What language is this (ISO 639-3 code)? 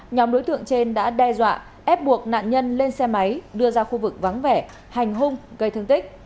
vie